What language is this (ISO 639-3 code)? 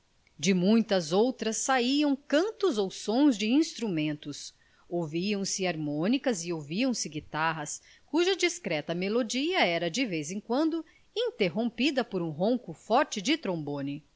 por